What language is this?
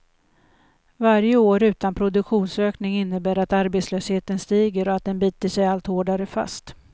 Swedish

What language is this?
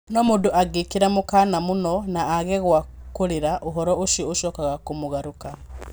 Kikuyu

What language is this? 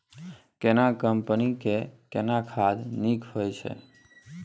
Maithili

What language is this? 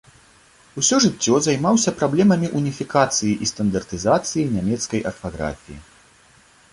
Belarusian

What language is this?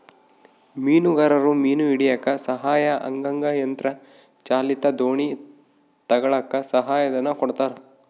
Kannada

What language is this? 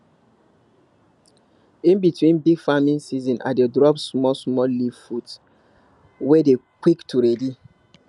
Nigerian Pidgin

